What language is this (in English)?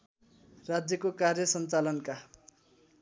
Nepali